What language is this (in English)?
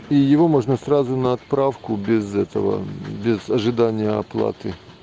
Russian